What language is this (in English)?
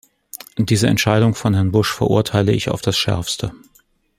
German